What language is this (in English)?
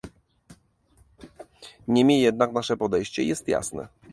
Polish